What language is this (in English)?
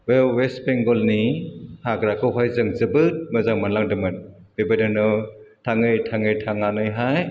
Bodo